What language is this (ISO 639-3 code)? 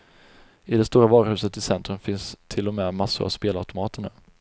swe